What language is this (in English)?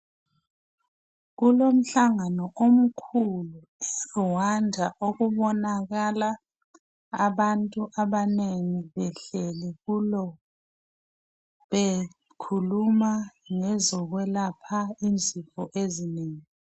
North Ndebele